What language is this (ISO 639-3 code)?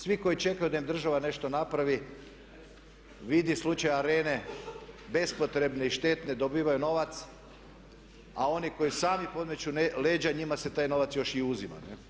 hrv